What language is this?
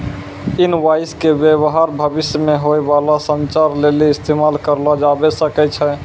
Maithili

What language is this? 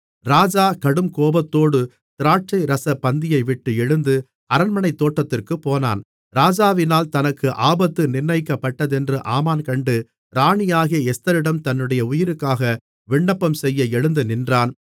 Tamil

